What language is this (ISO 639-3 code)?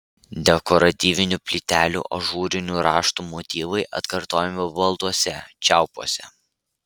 lit